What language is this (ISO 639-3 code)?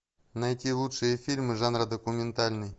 rus